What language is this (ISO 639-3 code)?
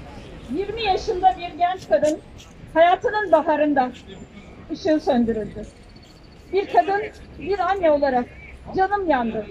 tur